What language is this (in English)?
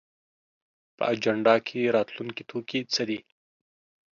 Pashto